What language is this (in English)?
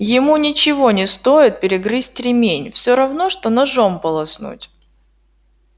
Russian